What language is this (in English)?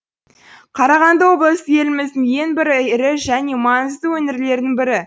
Kazakh